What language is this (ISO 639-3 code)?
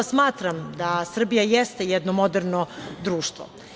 srp